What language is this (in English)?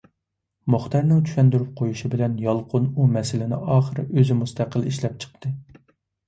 Uyghur